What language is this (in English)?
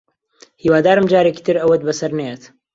Central Kurdish